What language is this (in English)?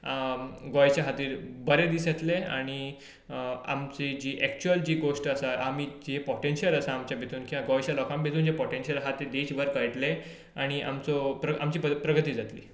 Konkani